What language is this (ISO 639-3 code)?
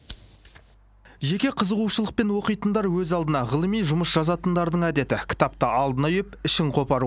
kaz